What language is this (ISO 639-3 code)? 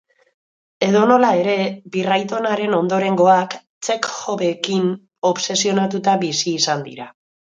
eus